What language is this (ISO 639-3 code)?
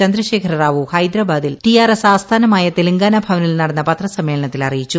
mal